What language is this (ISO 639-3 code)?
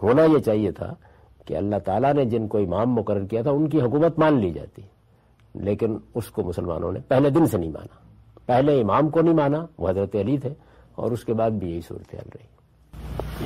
urd